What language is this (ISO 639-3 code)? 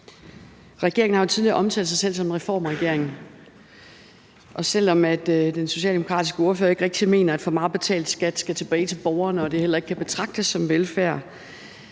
dan